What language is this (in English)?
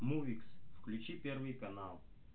Russian